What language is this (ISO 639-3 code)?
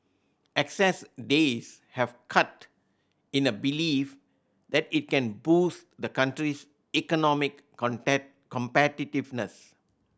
eng